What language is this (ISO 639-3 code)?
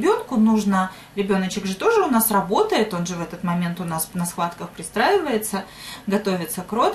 rus